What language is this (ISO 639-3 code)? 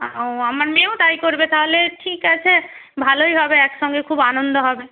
ben